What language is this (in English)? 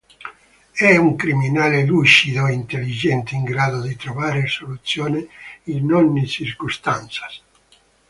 Italian